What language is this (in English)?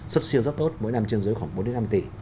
Vietnamese